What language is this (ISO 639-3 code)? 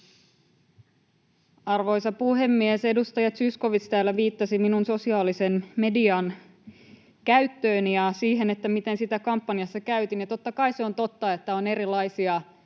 fin